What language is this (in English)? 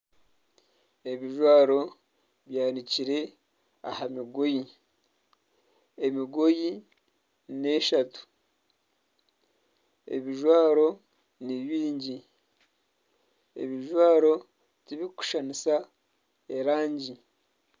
Nyankole